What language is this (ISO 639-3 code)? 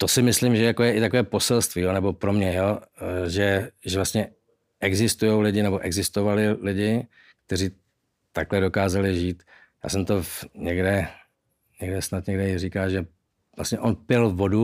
ces